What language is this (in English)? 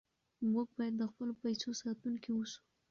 Pashto